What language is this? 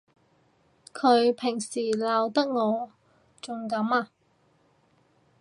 Cantonese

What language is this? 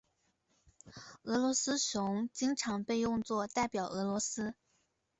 Chinese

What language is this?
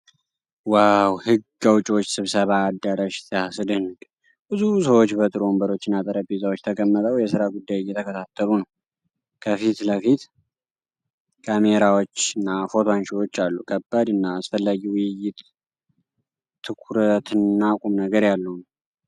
Amharic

